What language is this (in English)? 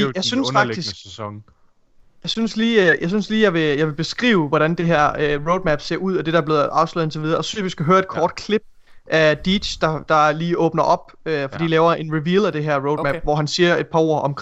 Danish